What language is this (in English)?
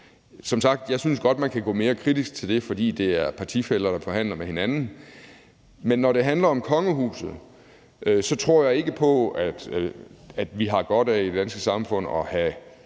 Danish